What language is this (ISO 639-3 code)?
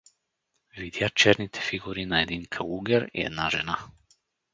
bul